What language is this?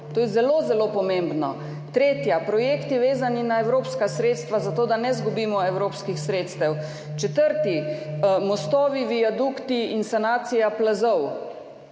Slovenian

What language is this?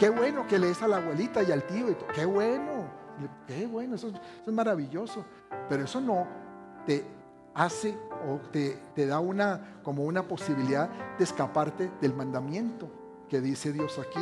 Spanish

